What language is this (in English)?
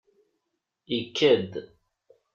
Kabyle